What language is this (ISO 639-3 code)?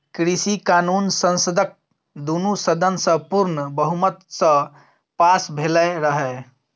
mai